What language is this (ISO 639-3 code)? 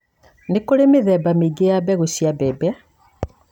kik